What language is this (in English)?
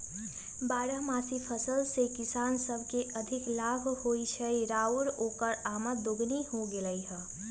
Magahi